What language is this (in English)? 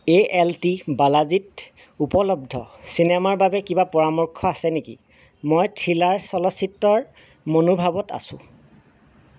Assamese